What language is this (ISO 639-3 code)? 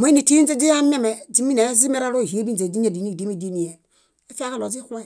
bda